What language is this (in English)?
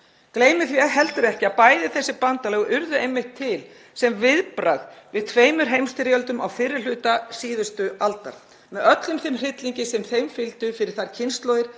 Icelandic